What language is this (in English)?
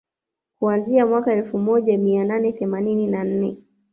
Swahili